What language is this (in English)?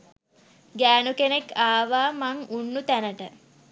Sinhala